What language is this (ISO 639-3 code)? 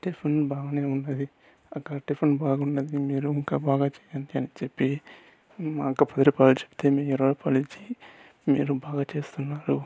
tel